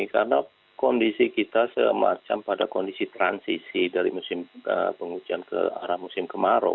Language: Indonesian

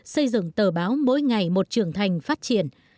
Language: Vietnamese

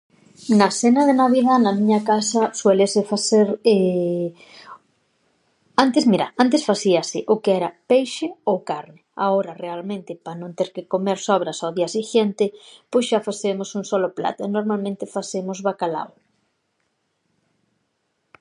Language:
Galician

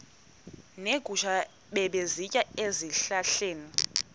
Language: Xhosa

